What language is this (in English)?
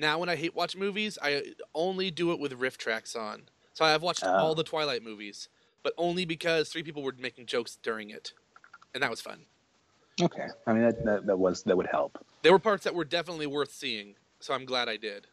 English